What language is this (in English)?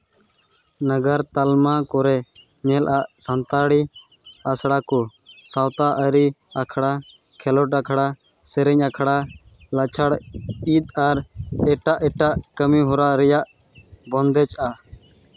Santali